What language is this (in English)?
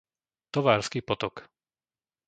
Slovak